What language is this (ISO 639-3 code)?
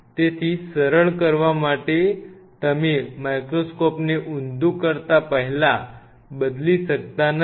guj